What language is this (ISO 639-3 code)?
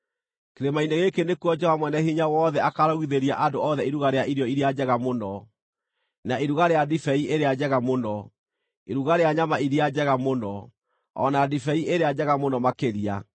kik